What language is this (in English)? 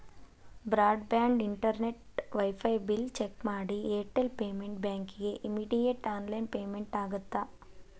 Kannada